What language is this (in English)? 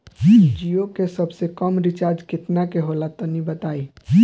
Bhojpuri